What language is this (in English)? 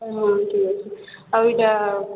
Odia